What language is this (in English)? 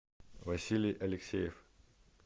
Russian